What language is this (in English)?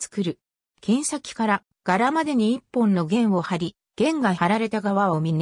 Japanese